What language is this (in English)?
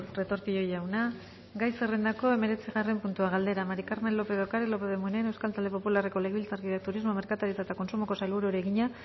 Basque